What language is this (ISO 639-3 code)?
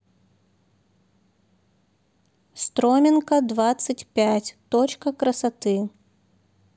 rus